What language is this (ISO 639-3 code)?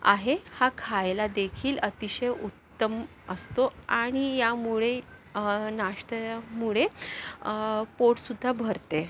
mar